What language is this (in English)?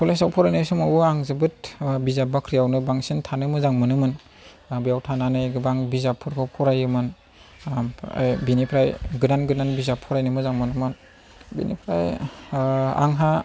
Bodo